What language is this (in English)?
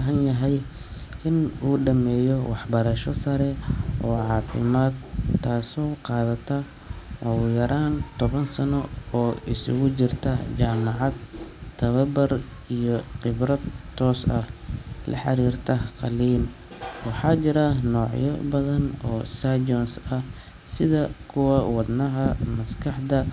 Somali